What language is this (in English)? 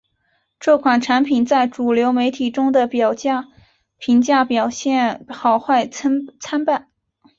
Chinese